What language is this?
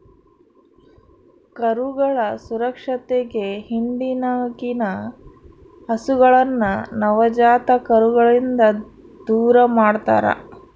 Kannada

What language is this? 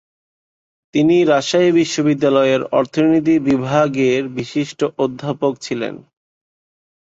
Bangla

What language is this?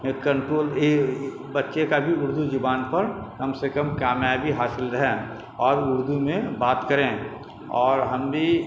Urdu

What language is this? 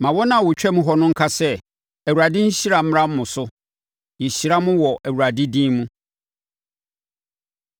Akan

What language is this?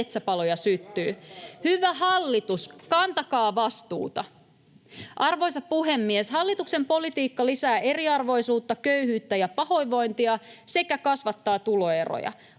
Finnish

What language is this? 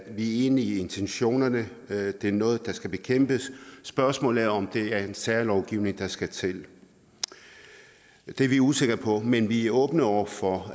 Danish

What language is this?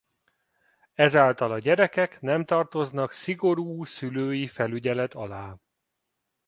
Hungarian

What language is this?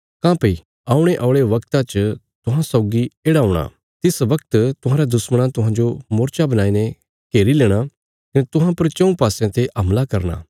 Bilaspuri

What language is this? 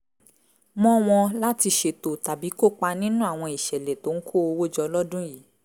Yoruba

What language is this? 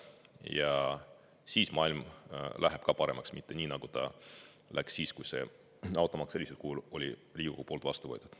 Estonian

